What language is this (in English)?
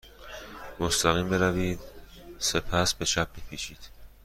Persian